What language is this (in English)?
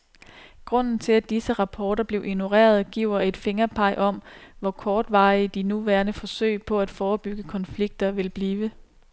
Danish